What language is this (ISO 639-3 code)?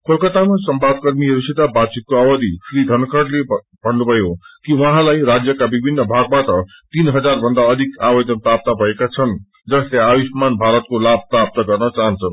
nep